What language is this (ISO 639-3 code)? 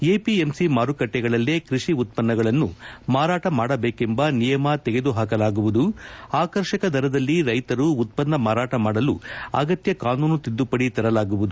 kan